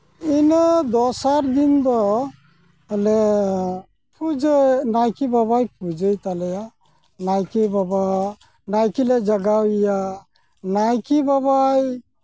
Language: Santali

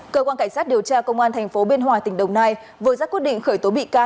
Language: Vietnamese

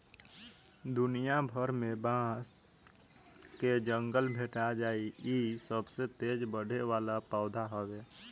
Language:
Bhojpuri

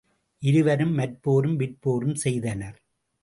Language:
Tamil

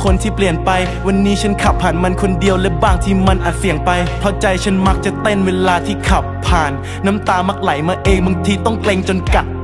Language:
Thai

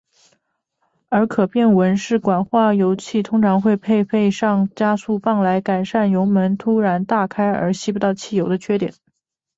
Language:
Chinese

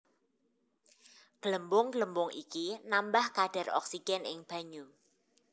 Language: Javanese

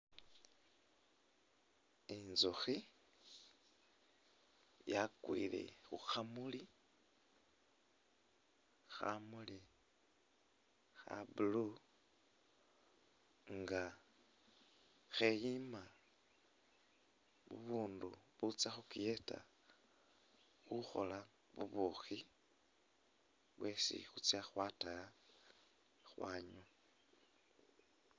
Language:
Masaaba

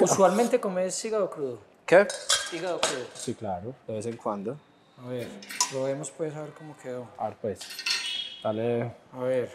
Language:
Spanish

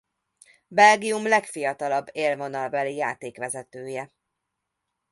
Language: Hungarian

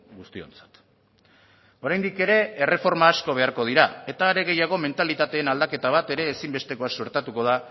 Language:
Basque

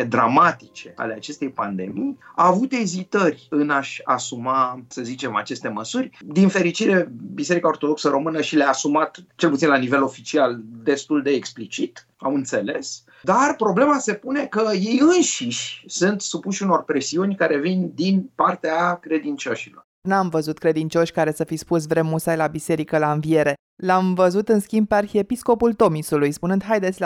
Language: Romanian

